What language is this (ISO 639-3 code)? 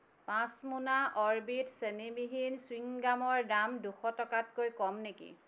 asm